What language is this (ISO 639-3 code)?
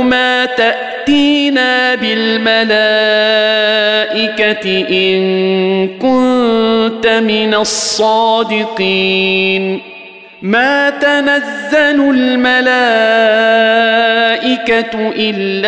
ara